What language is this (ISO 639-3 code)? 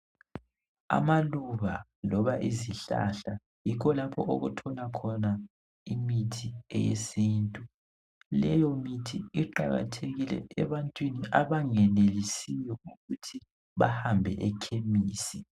nde